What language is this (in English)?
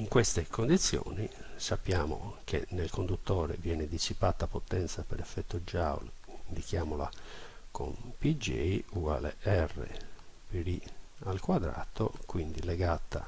Italian